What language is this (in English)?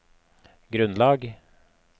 Norwegian